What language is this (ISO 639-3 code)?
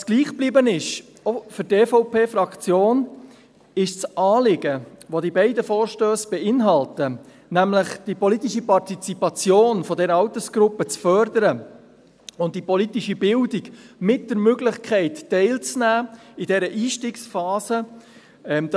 gsw